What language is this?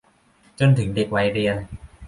Thai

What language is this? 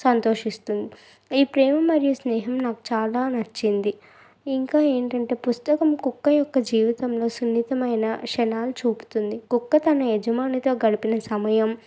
Telugu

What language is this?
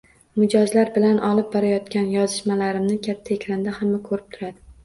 Uzbek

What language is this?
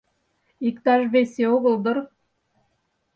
Mari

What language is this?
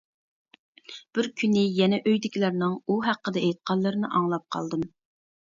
Uyghur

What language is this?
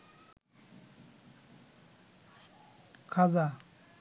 Bangla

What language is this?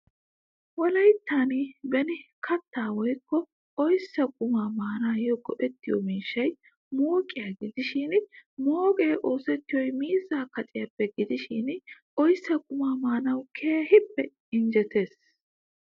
Wolaytta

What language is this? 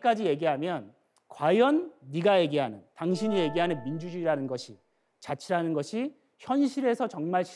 Korean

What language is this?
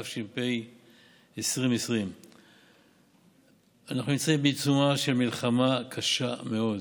Hebrew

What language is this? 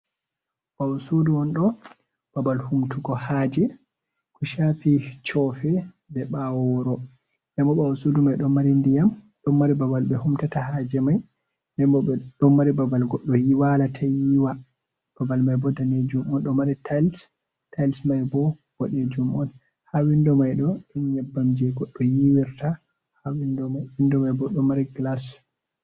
Fula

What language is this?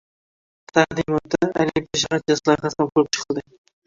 Uzbek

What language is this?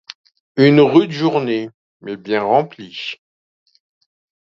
French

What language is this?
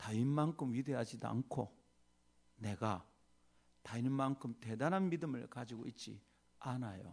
Korean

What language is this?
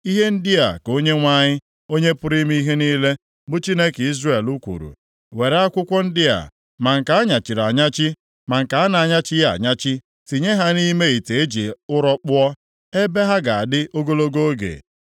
Igbo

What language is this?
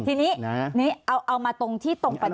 Thai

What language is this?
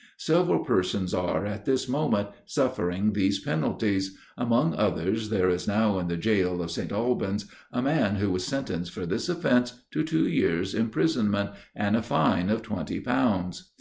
English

